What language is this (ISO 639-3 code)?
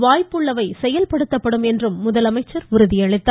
tam